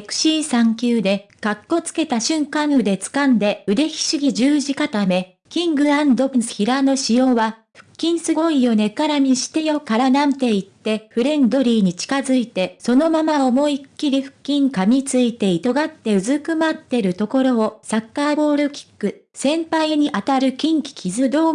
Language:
Japanese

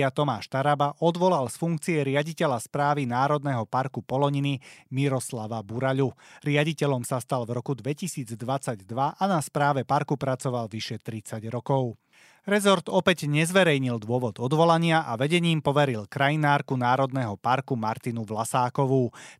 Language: Slovak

